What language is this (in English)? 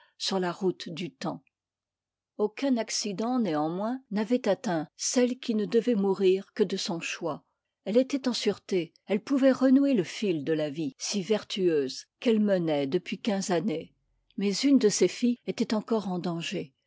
French